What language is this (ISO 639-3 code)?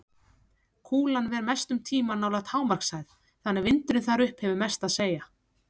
isl